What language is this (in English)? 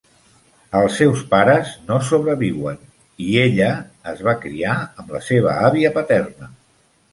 Catalan